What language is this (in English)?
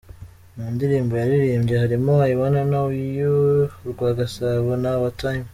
Kinyarwanda